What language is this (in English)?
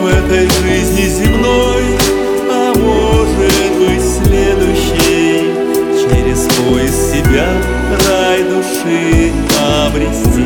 Russian